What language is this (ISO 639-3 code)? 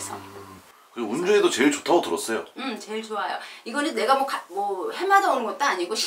kor